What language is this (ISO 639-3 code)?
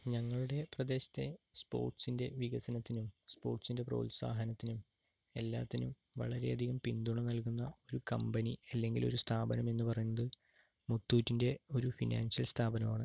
mal